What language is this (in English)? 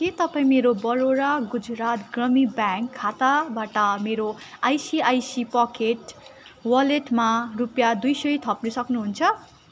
Nepali